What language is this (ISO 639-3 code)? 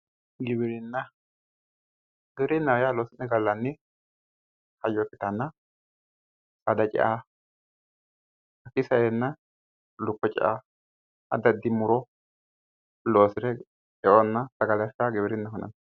sid